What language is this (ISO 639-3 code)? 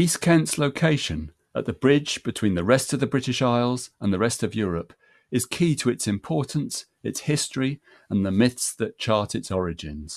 eng